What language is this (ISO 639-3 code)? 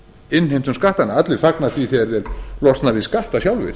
isl